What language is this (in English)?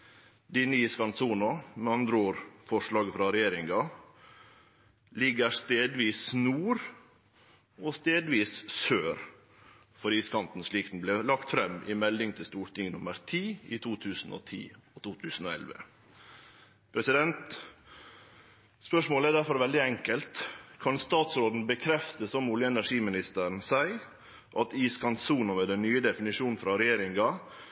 Norwegian Nynorsk